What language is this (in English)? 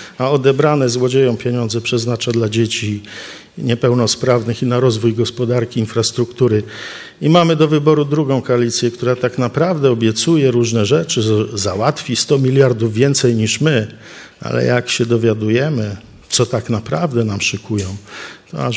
Polish